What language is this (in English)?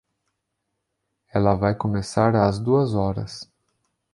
Portuguese